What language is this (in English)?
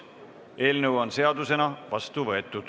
Estonian